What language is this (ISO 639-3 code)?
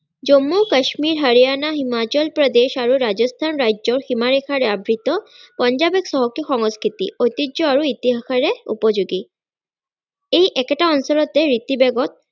asm